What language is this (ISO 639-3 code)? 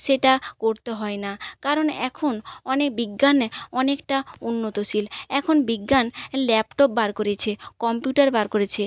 ben